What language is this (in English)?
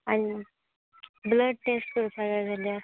Konkani